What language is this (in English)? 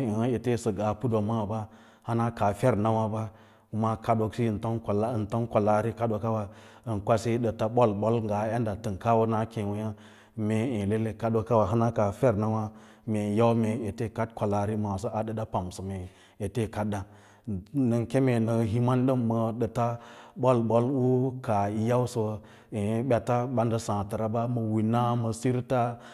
Lala-Roba